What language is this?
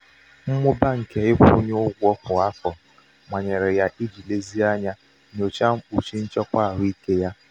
Igbo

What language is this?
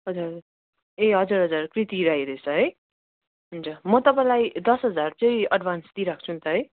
Nepali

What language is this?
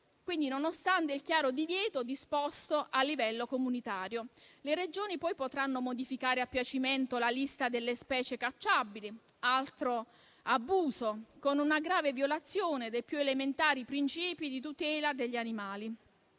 Italian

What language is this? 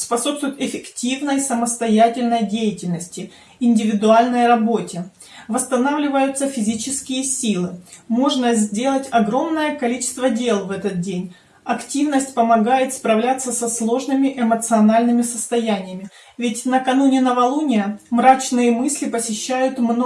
Russian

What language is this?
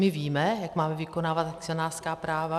Czech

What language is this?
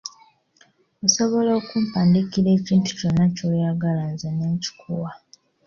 Ganda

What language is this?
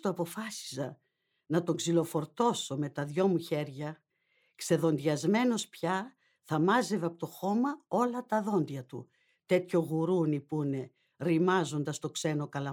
Greek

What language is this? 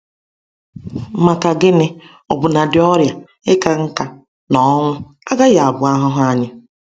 Igbo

